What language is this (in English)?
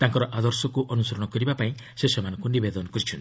Odia